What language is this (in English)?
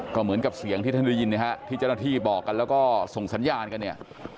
Thai